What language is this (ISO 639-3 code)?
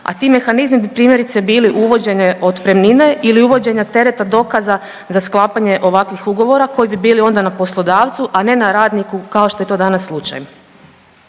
hrv